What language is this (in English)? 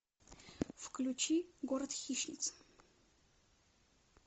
Russian